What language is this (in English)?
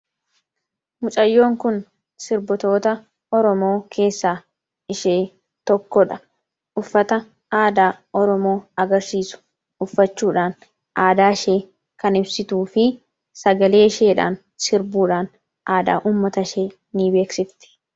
Oromo